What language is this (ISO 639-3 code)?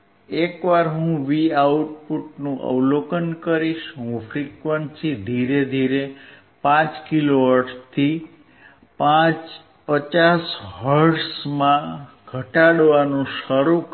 guj